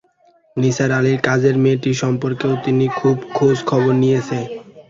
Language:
Bangla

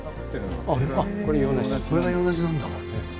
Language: Japanese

